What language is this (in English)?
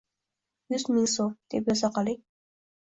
Uzbek